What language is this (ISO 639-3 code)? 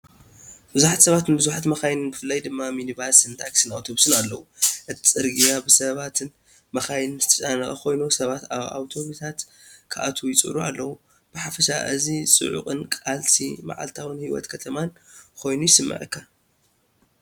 tir